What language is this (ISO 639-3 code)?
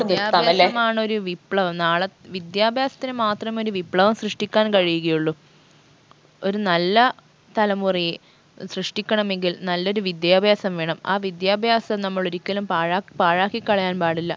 mal